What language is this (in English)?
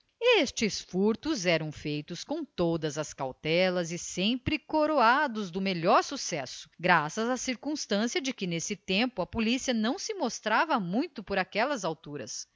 Portuguese